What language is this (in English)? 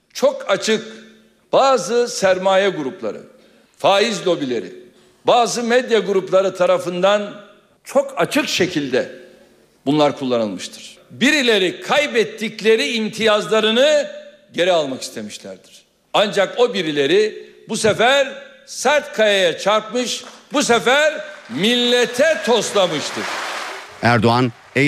Turkish